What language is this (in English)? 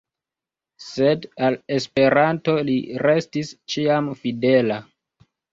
Esperanto